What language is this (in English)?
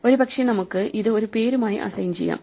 Malayalam